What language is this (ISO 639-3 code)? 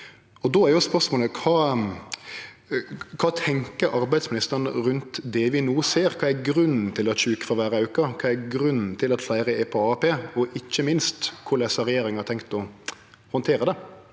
nor